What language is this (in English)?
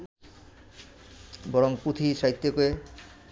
Bangla